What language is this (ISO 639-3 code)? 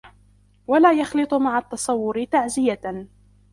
ara